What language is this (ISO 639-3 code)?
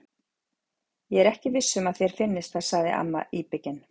isl